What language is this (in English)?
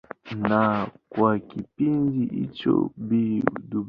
Swahili